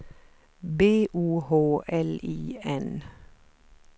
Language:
Swedish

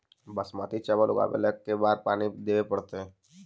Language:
Magahi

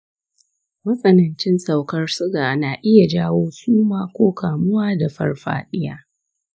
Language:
Hausa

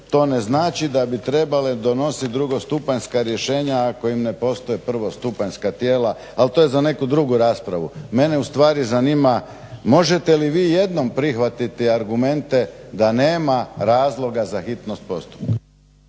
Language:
Croatian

